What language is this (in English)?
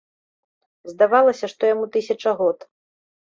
Belarusian